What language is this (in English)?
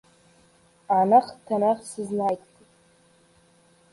Uzbek